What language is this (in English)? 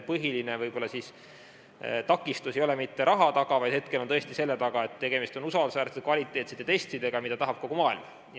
Estonian